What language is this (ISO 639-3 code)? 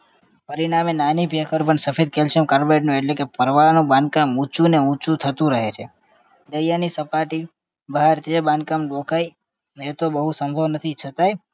guj